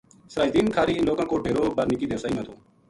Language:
Gujari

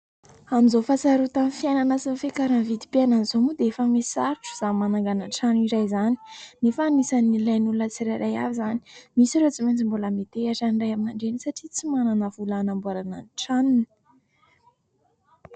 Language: Malagasy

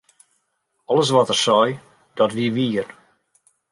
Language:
Western Frisian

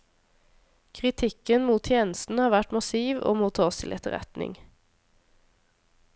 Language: Norwegian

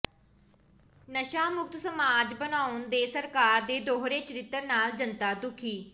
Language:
Punjabi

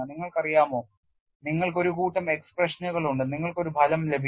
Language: Malayalam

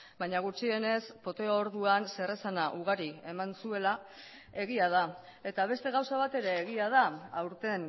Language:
Basque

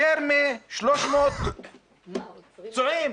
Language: Hebrew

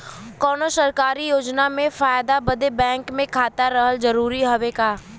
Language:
Bhojpuri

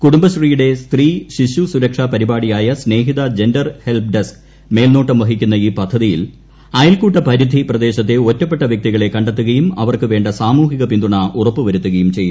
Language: Malayalam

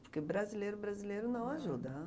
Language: Portuguese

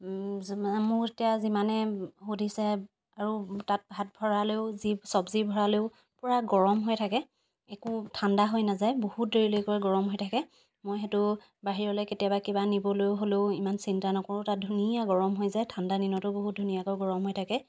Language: Assamese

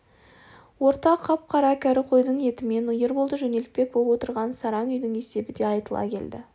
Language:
Kazakh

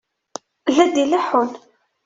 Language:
Kabyle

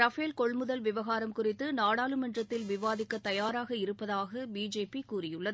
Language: Tamil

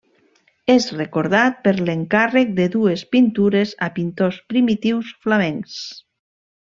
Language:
Catalan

